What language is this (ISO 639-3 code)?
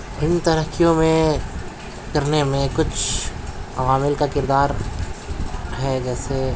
urd